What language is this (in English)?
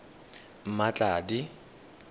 Tswana